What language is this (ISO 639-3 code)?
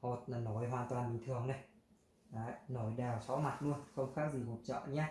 vie